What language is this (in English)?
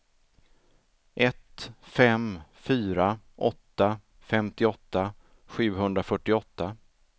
Swedish